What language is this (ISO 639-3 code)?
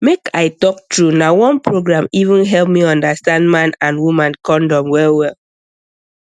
pcm